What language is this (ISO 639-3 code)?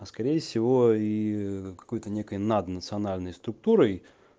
rus